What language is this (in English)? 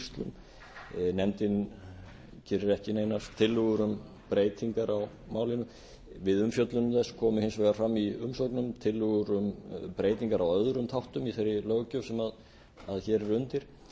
Icelandic